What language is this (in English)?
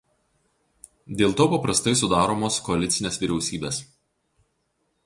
Lithuanian